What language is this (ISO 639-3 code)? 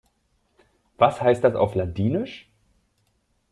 deu